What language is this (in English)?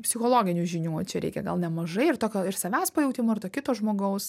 Lithuanian